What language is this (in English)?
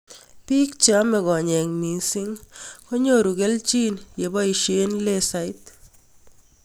Kalenjin